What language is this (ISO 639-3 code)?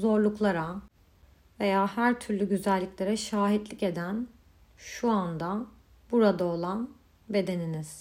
tur